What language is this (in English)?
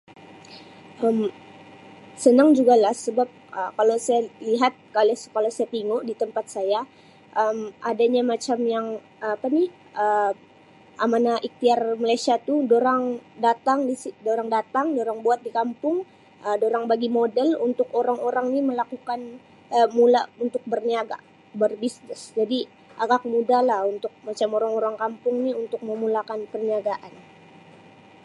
Sabah Malay